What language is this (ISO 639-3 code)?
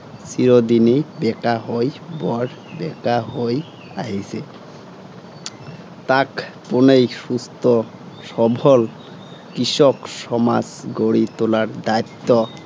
asm